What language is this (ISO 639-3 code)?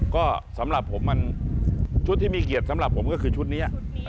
tha